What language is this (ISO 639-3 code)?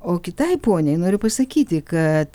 lit